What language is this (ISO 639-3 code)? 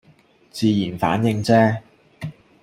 yue